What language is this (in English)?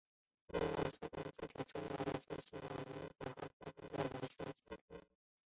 Chinese